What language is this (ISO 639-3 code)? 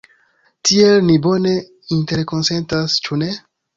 epo